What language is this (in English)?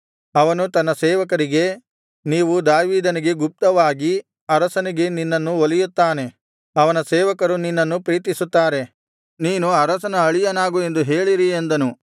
Kannada